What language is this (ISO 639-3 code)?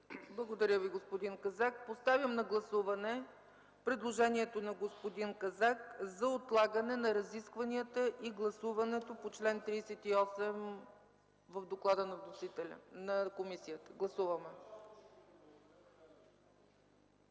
bul